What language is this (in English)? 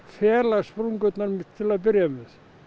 Icelandic